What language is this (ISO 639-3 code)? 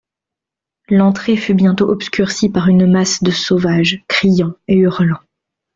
fra